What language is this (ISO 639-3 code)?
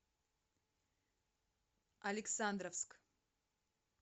rus